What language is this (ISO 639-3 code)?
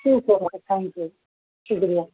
urd